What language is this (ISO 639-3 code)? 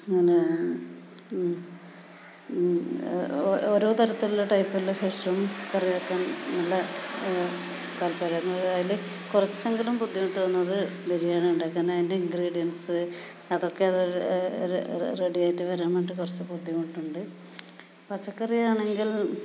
mal